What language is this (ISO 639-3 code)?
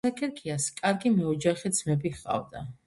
kat